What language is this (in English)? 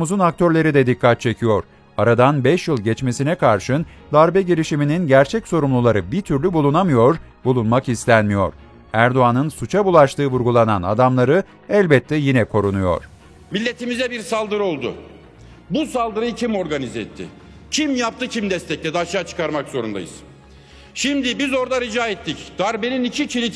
Turkish